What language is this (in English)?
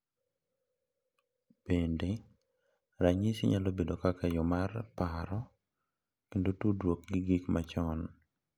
Luo (Kenya and Tanzania)